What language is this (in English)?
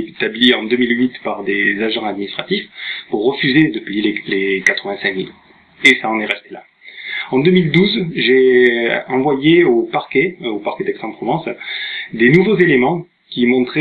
French